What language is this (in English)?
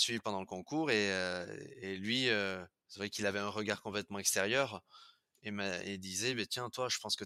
French